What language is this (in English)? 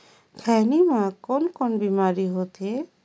Chhattisgarhi